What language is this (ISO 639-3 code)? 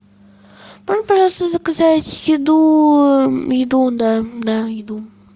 rus